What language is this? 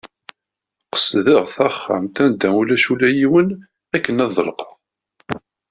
Kabyle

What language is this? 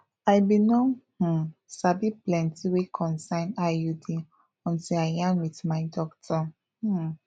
Nigerian Pidgin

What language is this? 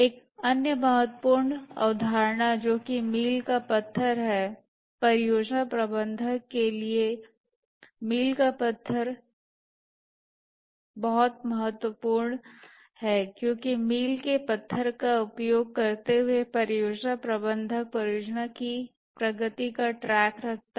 Hindi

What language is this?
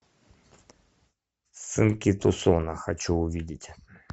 Russian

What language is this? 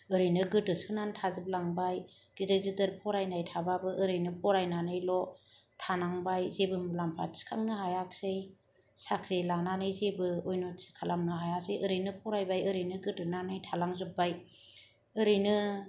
Bodo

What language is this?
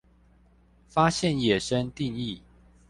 Chinese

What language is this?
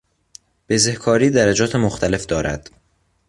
Persian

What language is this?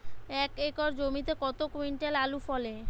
Bangla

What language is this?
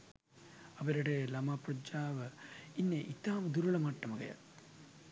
Sinhala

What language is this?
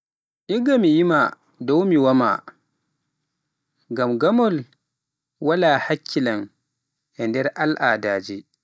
Pular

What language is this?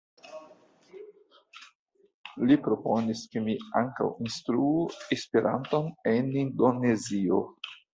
Esperanto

